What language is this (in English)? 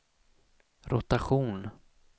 Swedish